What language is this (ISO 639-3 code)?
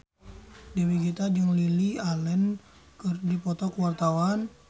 sun